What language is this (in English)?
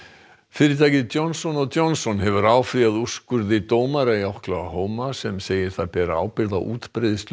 Icelandic